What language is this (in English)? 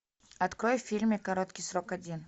Russian